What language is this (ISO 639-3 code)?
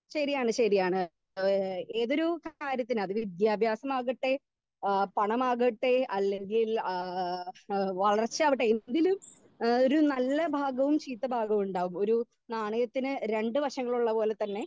mal